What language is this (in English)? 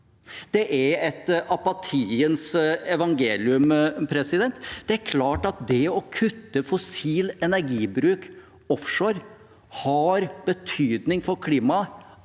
Norwegian